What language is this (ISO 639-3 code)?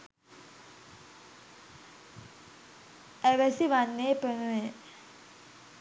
sin